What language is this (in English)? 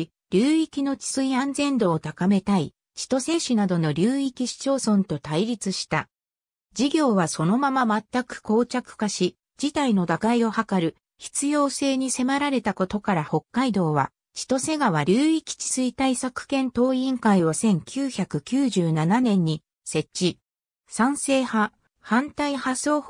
Japanese